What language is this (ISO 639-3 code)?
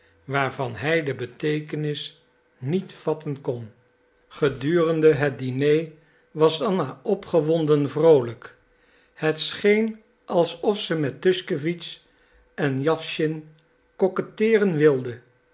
nld